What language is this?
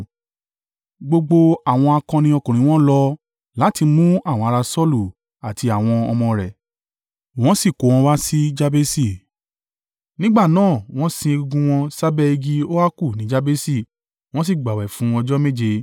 Yoruba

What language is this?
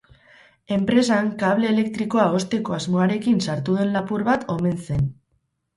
Basque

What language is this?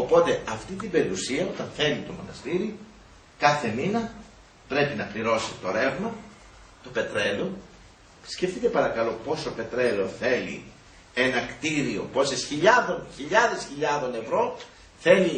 Greek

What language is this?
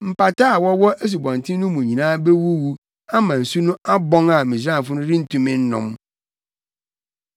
Akan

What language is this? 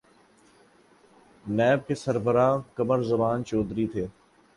Urdu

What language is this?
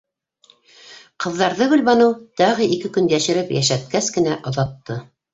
Bashkir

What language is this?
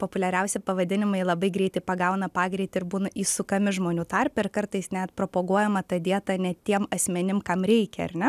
Lithuanian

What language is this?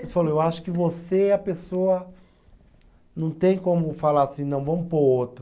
Portuguese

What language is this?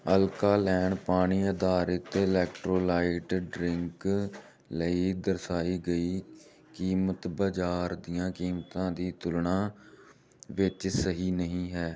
Punjabi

